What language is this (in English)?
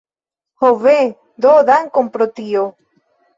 Esperanto